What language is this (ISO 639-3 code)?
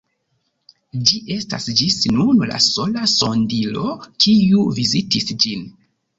epo